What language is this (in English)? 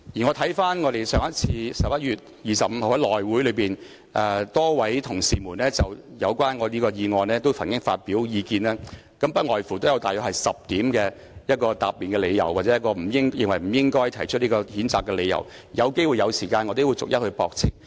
Cantonese